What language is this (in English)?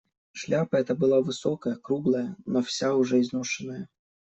Russian